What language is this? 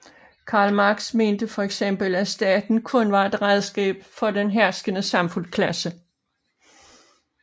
Danish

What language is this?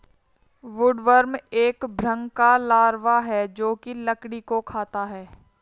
Hindi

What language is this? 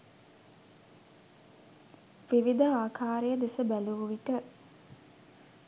Sinhala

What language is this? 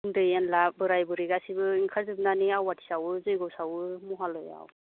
Bodo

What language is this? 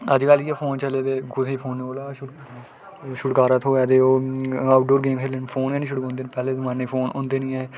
Dogri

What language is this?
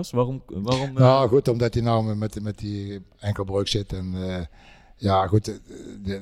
Dutch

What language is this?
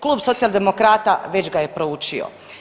Croatian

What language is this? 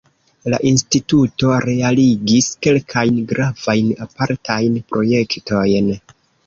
Esperanto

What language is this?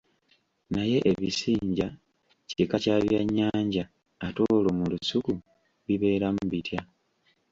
Ganda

